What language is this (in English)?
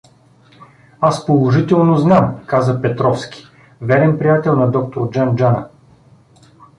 Bulgarian